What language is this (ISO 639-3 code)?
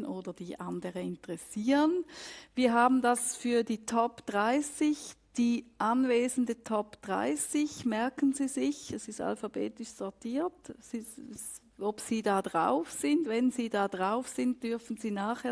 deu